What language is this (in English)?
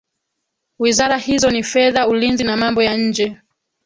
Swahili